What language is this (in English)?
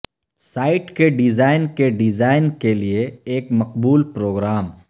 Urdu